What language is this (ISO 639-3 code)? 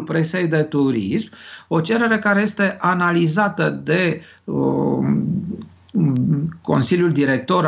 ron